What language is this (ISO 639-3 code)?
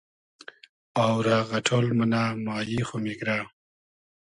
haz